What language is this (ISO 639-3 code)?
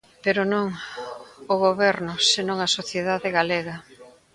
glg